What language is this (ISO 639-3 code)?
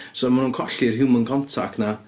cym